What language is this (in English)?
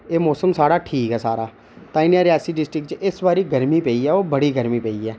Dogri